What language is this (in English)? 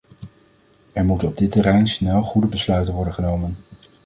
Dutch